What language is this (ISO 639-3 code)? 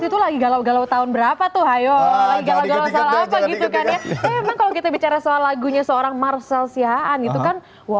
ind